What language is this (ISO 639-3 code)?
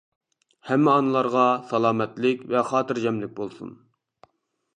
uig